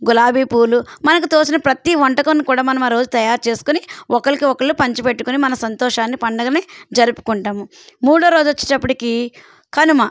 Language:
Telugu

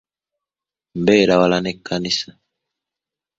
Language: Ganda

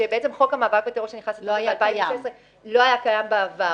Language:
Hebrew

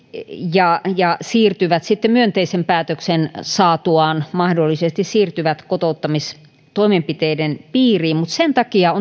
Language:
Finnish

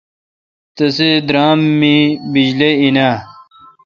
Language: Kalkoti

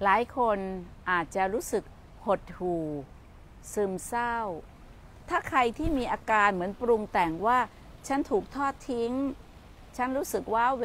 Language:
Thai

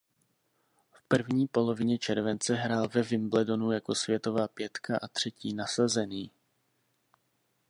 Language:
Czech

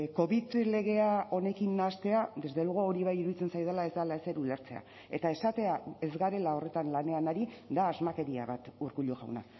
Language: Basque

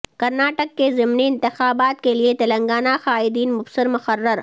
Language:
Urdu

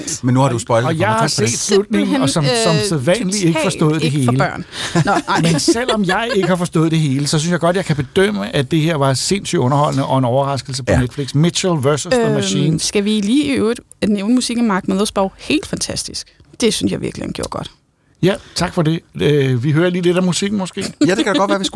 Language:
Danish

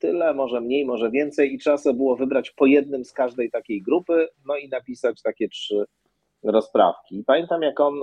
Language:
Polish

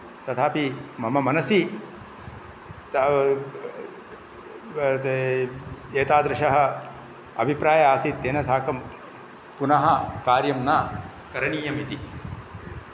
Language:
Sanskrit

